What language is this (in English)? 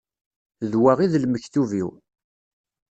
Kabyle